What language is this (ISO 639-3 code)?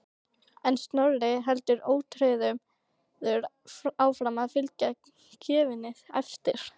isl